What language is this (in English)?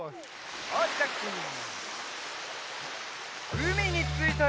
Japanese